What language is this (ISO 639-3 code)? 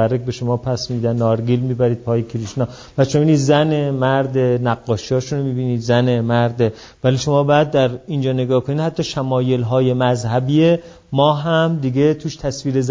fas